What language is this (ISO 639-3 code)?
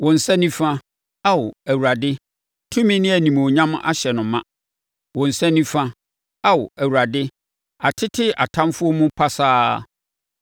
aka